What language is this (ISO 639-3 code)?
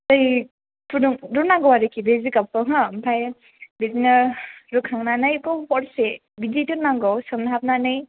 brx